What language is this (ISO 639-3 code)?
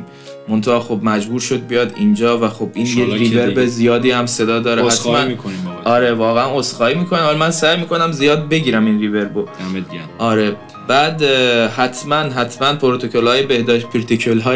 fas